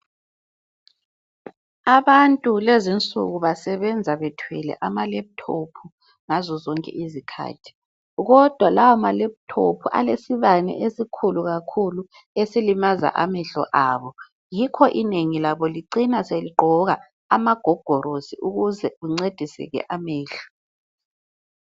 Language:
North Ndebele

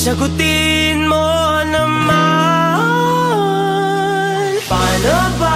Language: Filipino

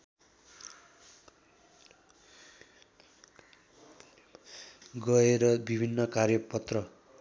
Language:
Nepali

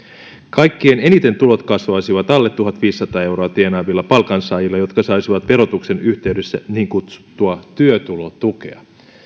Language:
Finnish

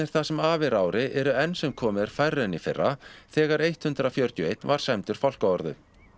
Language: Icelandic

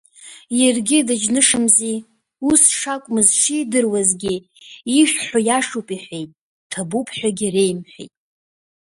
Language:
Abkhazian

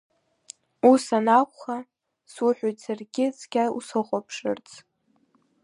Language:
Abkhazian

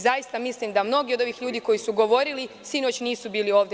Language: Serbian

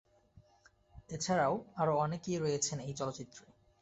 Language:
Bangla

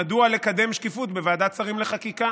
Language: Hebrew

